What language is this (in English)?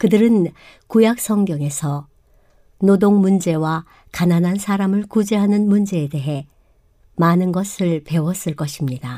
Korean